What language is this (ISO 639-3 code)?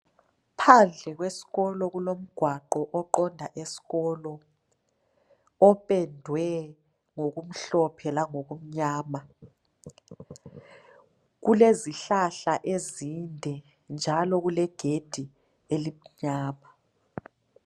nde